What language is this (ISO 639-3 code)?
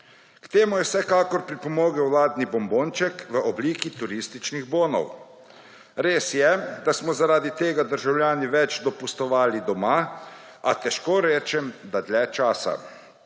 slv